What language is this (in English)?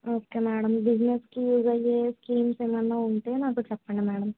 Telugu